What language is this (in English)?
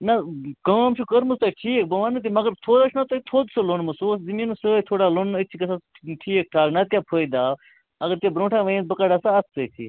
Kashmiri